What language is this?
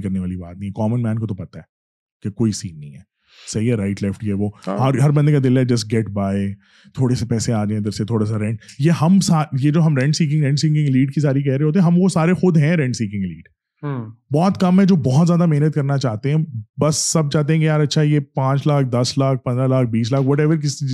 Urdu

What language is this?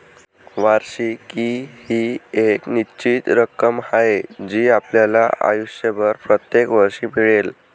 Marathi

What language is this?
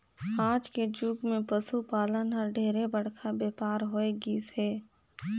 Chhattisgarhi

